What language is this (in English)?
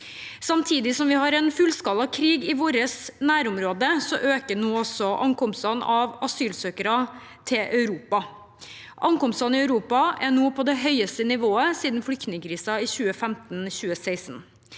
Norwegian